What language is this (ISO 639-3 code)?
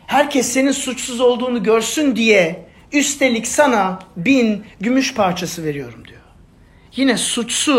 tur